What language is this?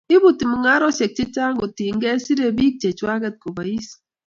Kalenjin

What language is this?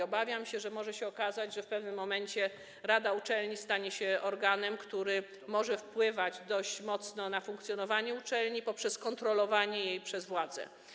Polish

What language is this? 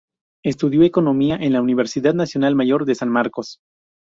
Spanish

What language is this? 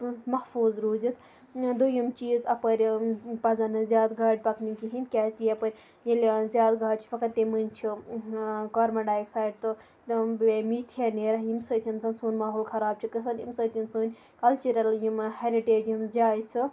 Kashmiri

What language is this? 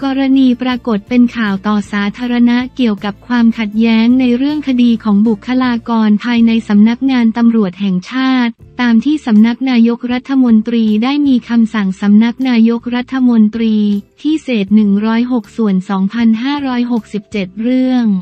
Thai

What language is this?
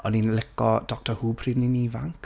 Welsh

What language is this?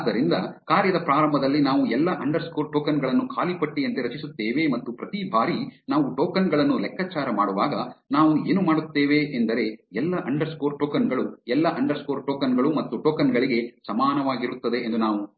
Kannada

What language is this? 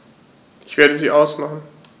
German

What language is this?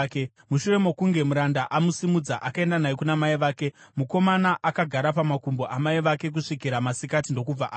Shona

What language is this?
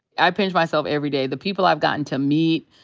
English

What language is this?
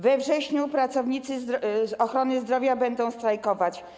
Polish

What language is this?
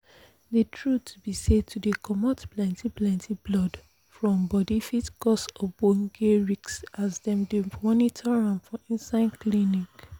Nigerian Pidgin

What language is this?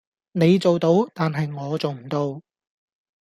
Cantonese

